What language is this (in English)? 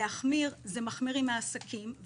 Hebrew